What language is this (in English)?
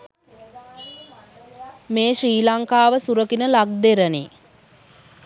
Sinhala